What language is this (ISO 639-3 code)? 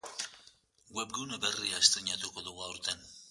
eus